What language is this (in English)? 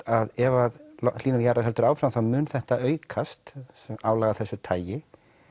Icelandic